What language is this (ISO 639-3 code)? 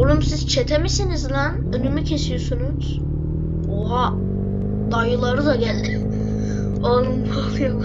tur